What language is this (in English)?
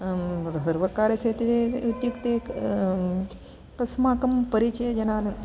Sanskrit